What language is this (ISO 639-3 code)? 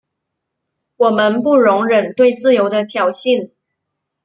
zho